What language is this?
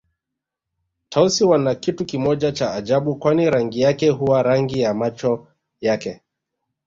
Swahili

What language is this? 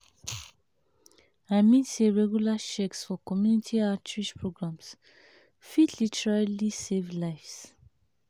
Nigerian Pidgin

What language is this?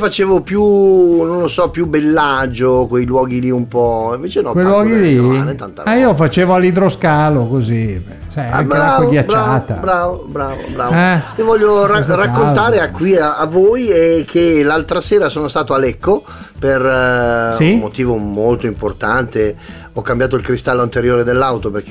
Italian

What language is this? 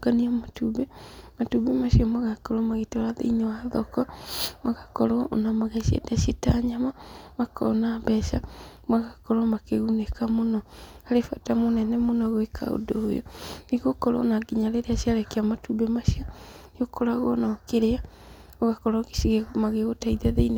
Kikuyu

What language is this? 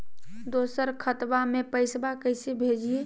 Magahi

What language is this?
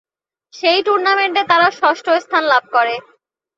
Bangla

